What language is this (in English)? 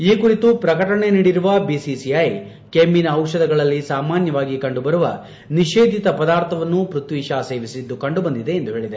Kannada